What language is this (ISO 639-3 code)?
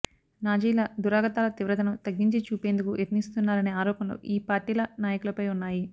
tel